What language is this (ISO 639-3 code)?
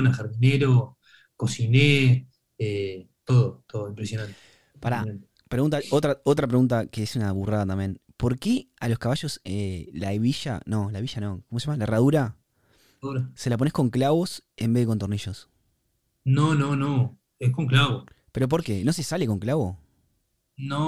spa